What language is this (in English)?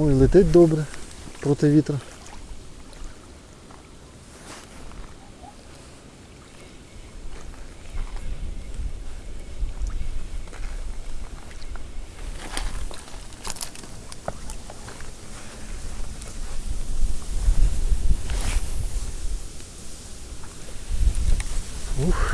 Ukrainian